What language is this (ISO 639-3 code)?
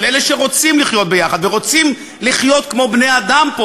heb